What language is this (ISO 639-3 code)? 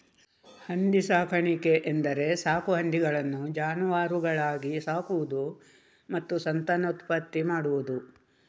kan